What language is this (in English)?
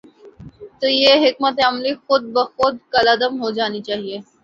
Urdu